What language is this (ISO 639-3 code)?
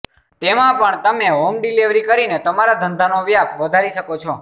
guj